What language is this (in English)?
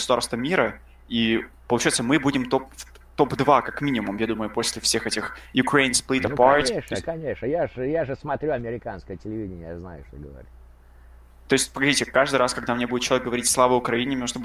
Russian